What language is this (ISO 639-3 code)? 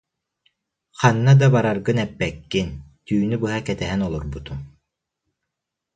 sah